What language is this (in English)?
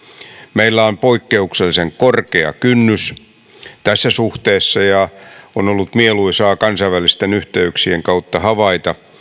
Finnish